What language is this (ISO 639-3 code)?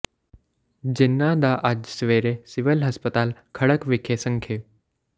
pan